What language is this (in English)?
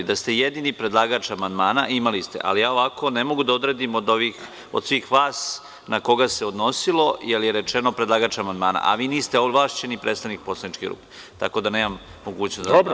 Serbian